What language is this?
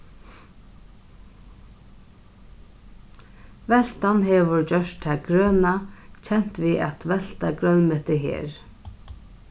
Faroese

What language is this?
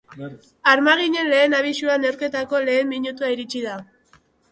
Basque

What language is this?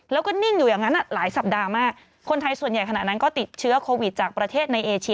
Thai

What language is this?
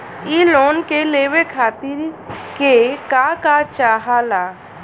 Bhojpuri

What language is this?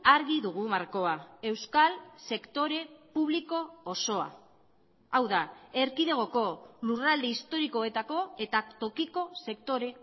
Basque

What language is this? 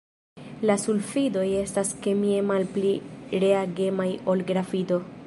Esperanto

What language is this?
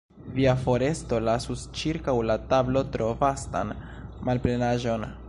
Esperanto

